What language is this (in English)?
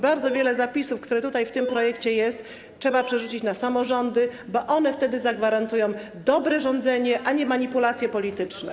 Polish